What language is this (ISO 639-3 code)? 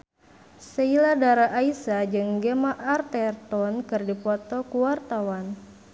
sun